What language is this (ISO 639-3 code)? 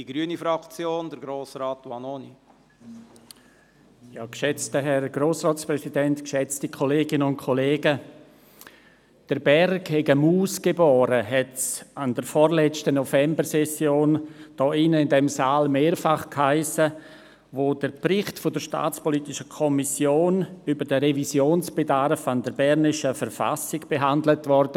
gsw